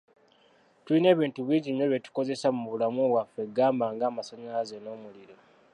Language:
Ganda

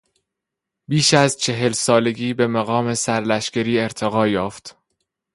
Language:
Persian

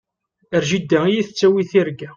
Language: Kabyle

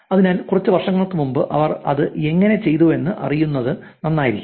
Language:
Malayalam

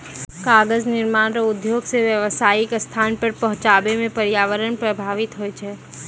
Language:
Maithili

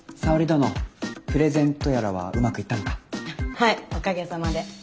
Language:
Japanese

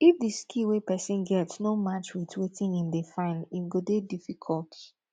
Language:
Nigerian Pidgin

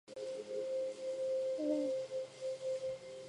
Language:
Chinese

